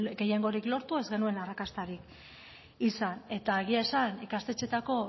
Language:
Basque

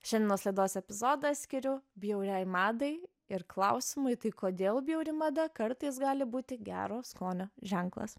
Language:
Lithuanian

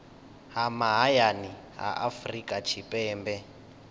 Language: Venda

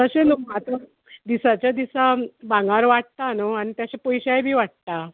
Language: Konkani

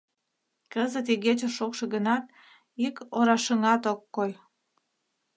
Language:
Mari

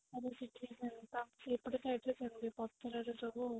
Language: Odia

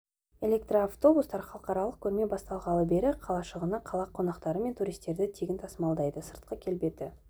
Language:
Kazakh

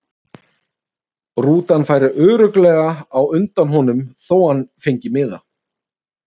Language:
Icelandic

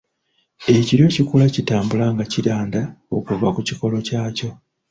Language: Ganda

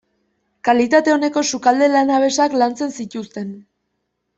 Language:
Basque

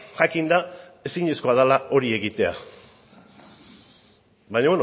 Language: Basque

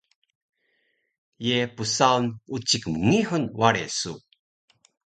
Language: Taroko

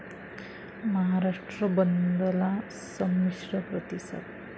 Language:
Marathi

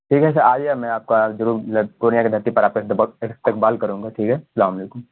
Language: Urdu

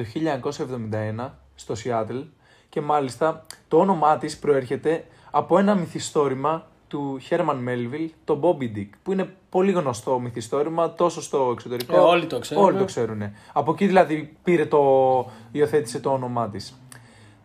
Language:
Greek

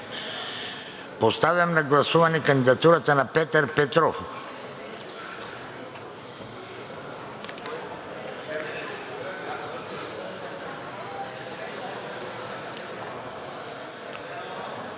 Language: Bulgarian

